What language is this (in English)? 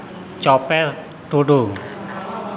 Santali